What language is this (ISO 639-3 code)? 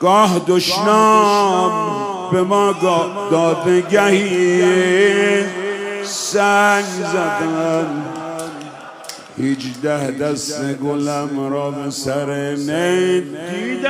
fas